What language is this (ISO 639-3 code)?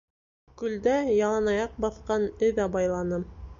bak